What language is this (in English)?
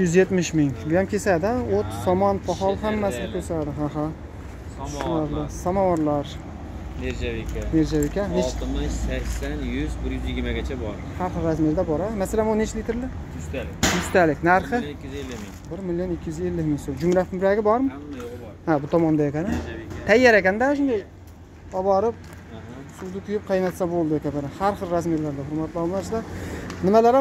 Turkish